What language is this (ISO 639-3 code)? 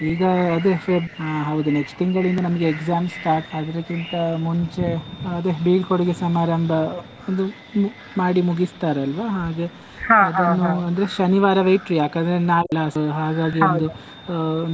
kan